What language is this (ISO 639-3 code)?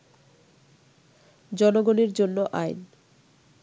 ben